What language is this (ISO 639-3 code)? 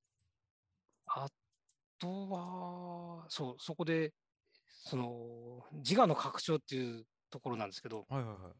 jpn